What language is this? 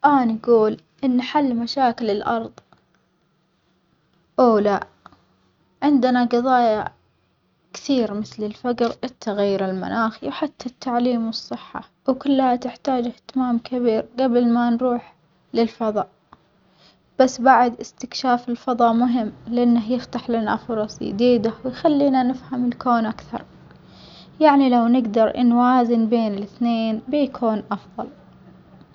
Omani Arabic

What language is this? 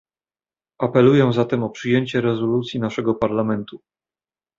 Polish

